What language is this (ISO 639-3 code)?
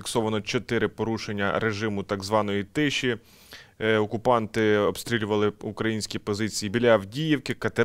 ukr